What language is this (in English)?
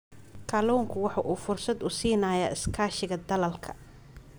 Somali